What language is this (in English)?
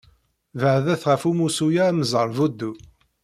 Kabyle